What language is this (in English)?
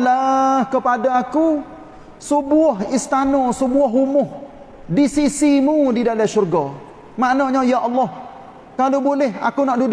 Malay